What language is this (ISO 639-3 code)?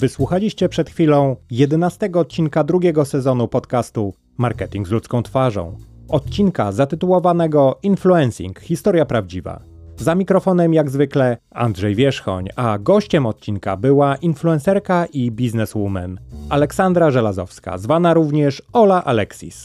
pol